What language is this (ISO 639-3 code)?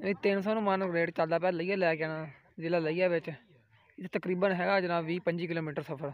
hin